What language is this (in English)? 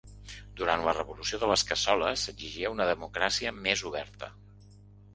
Catalan